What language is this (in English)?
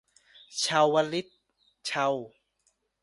Thai